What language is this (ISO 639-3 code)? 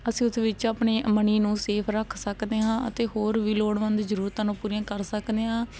pan